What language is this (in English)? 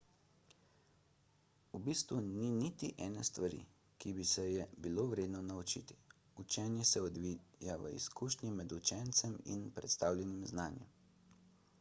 Slovenian